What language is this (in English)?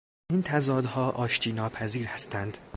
Persian